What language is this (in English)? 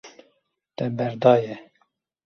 Kurdish